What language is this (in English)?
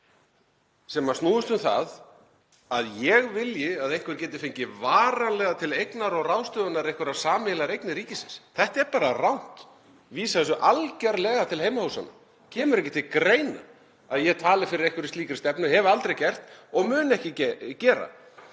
Icelandic